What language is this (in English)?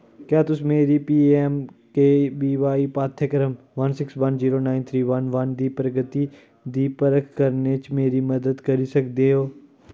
Dogri